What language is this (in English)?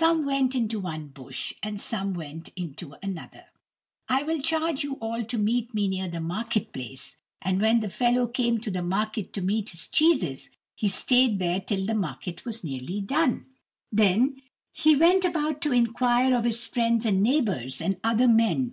English